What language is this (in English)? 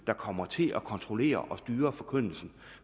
Danish